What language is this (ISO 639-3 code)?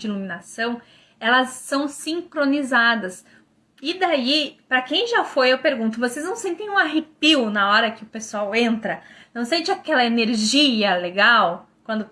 por